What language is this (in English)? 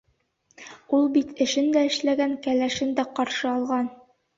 Bashkir